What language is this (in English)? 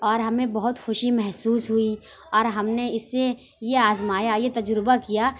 Urdu